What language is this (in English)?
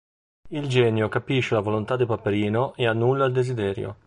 Italian